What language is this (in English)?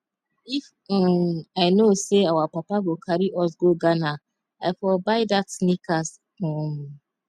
Nigerian Pidgin